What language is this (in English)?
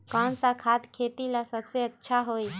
Magahi